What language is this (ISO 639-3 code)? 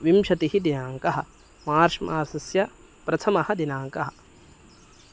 san